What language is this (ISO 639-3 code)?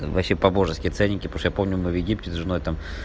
rus